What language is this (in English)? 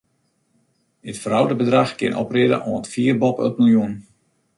Western Frisian